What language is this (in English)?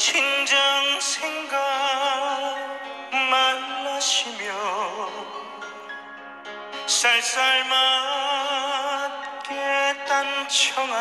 Arabic